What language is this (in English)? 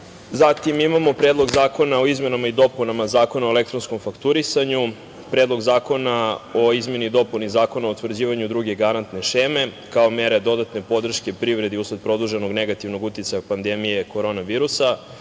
Serbian